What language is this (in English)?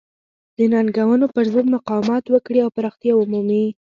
Pashto